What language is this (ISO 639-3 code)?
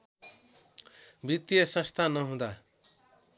nep